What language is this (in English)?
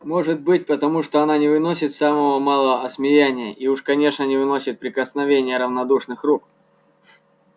Russian